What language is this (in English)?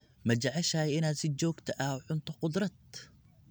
Somali